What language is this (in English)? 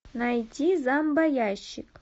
Russian